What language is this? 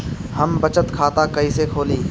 Bhojpuri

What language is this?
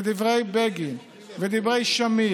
Hebrew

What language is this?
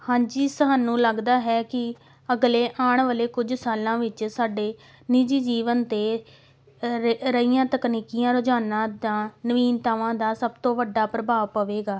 Punjabi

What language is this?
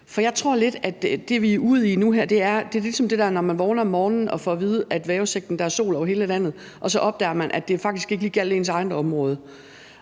Danish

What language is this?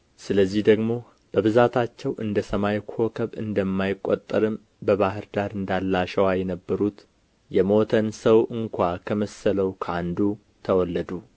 Amharic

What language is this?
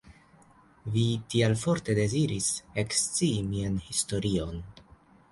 Esperanto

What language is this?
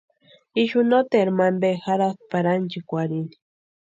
Western Highland Purepecha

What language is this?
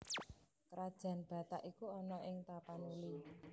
Javanese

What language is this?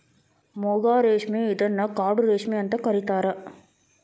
Kannada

